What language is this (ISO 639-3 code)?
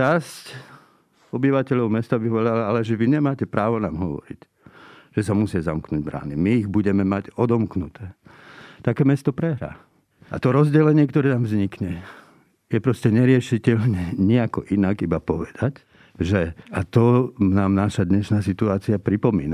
slk